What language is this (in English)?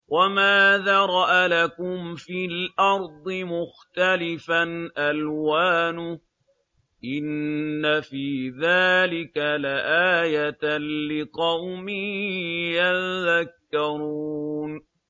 Arabic